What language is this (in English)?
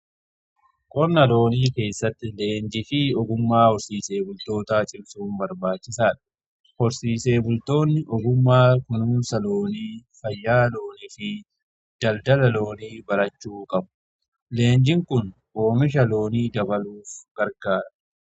Oromo